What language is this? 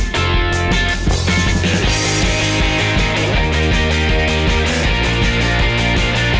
Thai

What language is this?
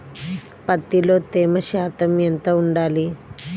Telugu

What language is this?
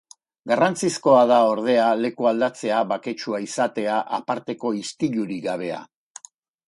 Basque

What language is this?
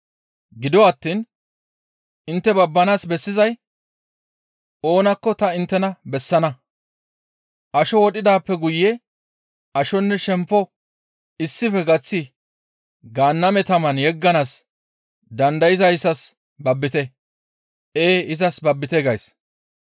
Gamo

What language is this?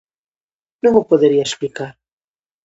Galician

